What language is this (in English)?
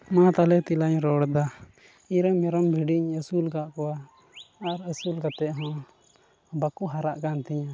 Santali